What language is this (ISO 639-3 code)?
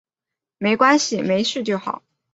zho